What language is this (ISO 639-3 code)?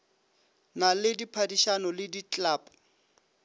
nso